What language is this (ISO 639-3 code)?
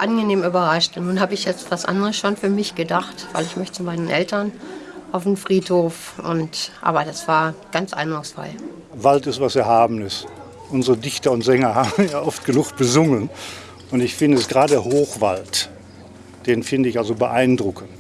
deu